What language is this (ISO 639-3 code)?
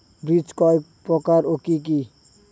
ben